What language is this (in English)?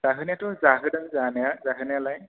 Bodo